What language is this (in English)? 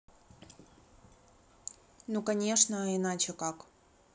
Russian